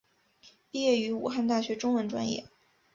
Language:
Chinese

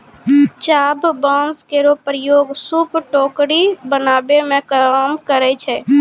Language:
Maithili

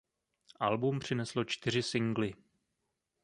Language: Czech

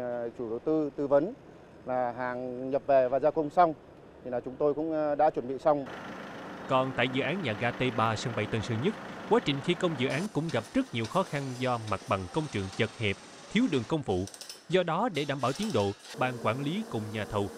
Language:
Vietnamese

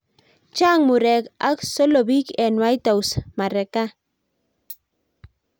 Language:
Kalenjin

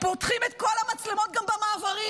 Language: Hebrew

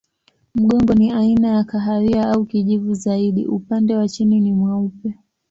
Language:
Swahili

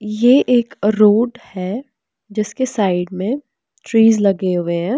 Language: Hindi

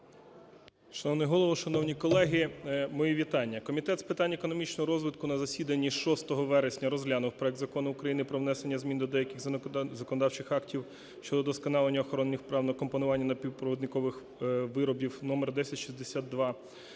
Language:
Ukrainian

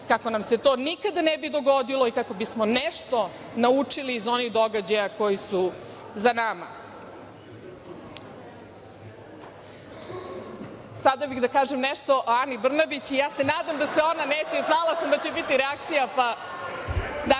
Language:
Serbian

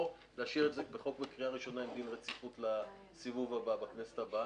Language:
Hebrew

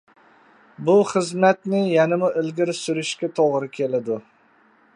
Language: Uyghur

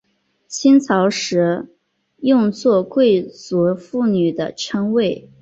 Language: Chinese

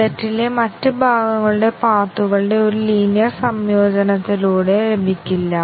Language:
Malayalam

